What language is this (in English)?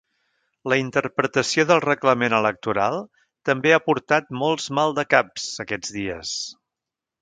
Catalan